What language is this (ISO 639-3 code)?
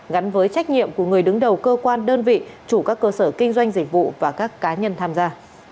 vie